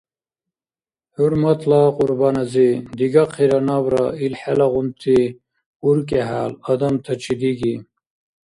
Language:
Dargwa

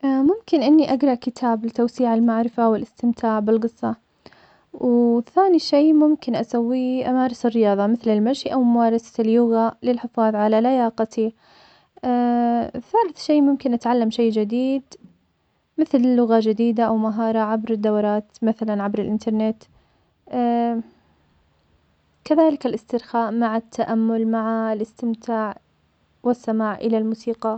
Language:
Omani Arabic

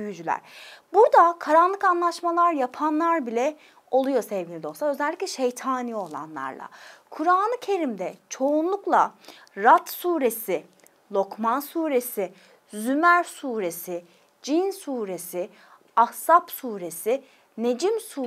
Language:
Turkish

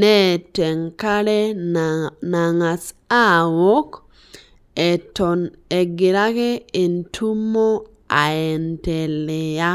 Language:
Masai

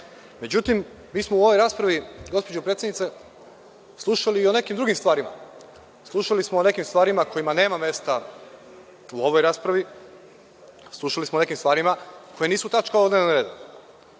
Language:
Serbian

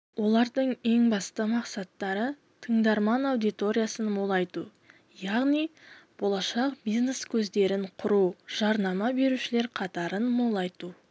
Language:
Kazakh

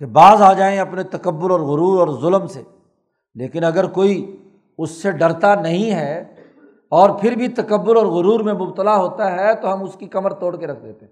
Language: Urdu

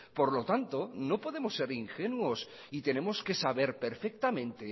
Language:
Spanish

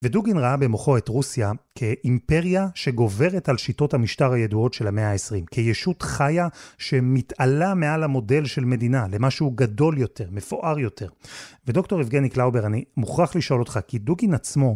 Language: Hebrew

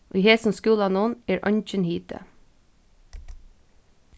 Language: Faroese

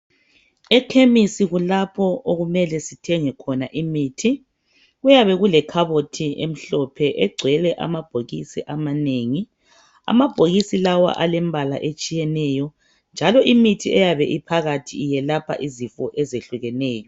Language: North Ndebele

